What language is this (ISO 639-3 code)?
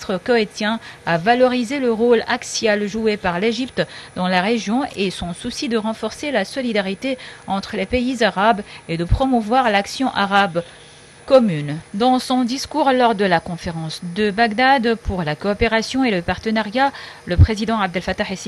fra